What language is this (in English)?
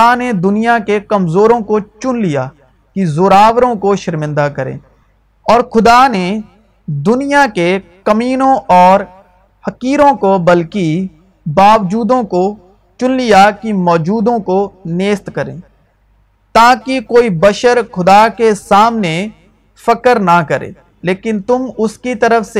Urdu